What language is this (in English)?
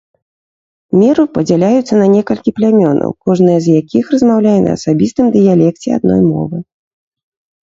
Belarusian